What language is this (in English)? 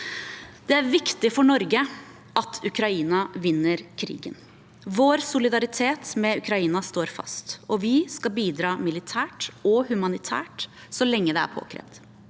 Norwegian